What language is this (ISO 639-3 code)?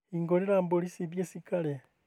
kik